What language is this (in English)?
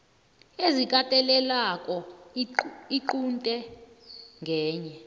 South Ndebele